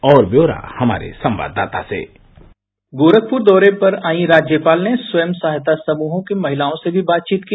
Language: Hindi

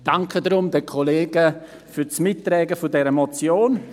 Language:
Swiss German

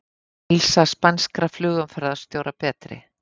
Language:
Icelandic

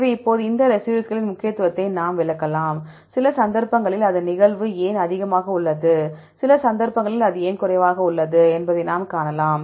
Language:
Tamil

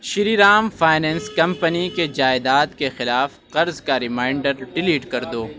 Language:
Urdu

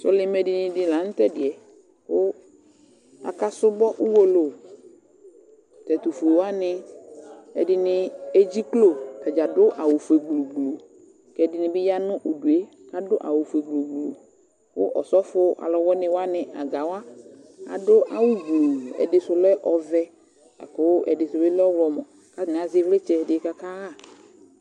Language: Ikposo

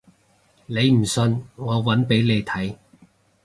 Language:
Cantonese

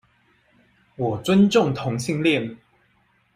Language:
Chinese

